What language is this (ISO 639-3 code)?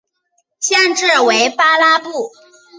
zho